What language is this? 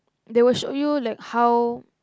English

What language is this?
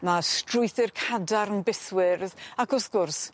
Welsh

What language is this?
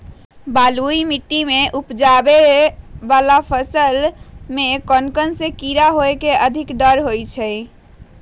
Magahi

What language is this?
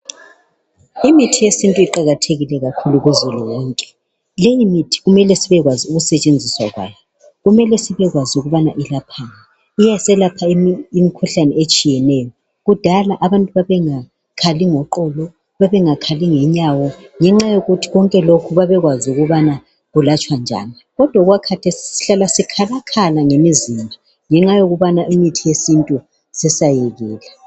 North Ndebele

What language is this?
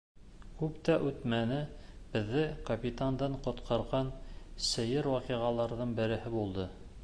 Bashkir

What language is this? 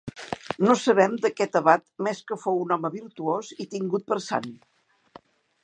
Catalan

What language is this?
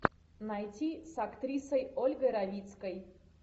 Russian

